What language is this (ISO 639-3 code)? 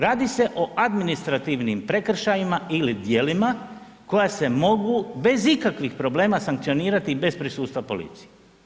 hrv